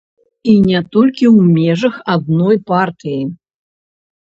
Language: Belarusian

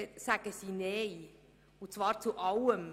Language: Swiss German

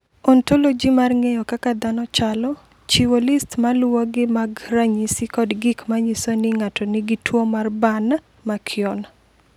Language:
Luo (Kenya and Tanzania)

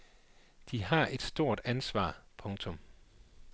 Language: Danish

